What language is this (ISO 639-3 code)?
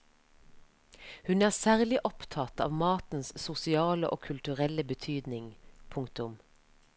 nor